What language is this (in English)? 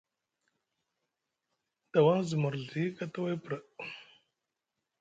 Musgu